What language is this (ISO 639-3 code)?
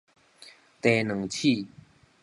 nan